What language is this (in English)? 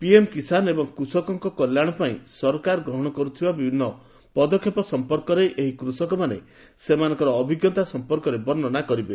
Odia